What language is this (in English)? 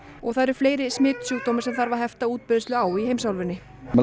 Icelandic